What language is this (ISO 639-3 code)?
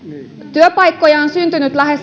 fin